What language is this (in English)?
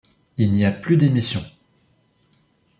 French